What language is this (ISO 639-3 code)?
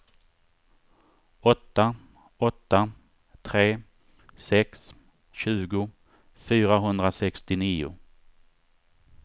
swe